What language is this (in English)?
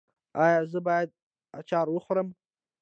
Pashto